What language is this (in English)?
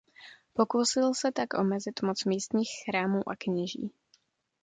Czech